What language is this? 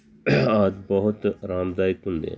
Punjabi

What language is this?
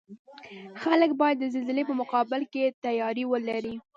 Pashto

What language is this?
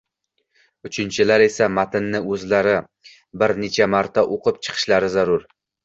Uzbek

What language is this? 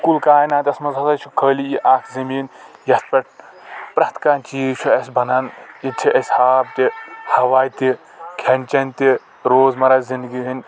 Kashmiri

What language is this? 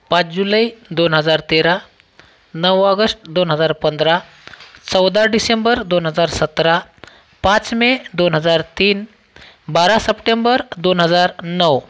Marathi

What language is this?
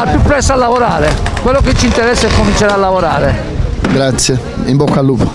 Italian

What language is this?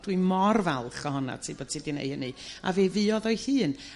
Welsh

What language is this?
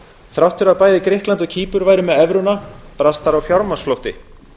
Icelandic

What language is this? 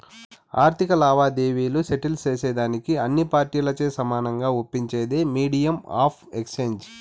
Telugu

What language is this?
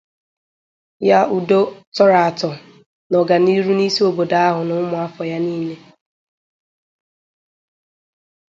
Igbo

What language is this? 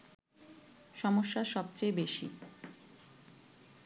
Bangla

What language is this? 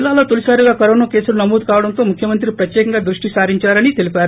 Telugu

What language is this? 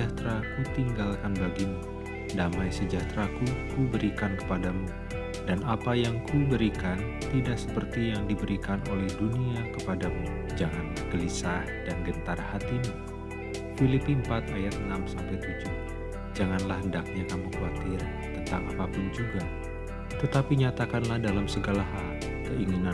Indonesian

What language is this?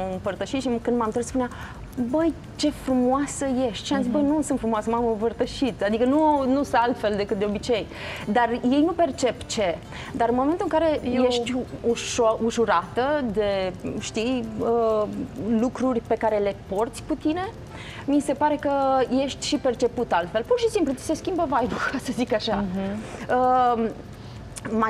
Romanian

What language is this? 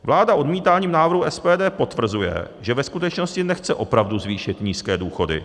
Czech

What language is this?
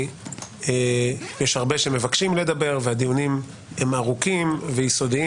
Hebrew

